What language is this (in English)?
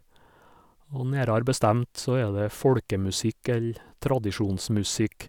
Norwegian